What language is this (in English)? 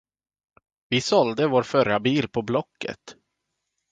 Swedish